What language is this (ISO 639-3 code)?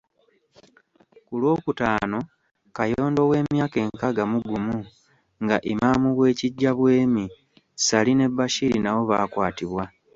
lug